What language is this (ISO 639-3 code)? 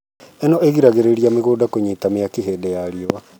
kik